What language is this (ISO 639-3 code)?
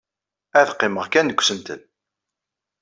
kab